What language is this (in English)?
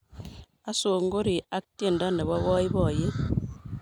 Kalenjin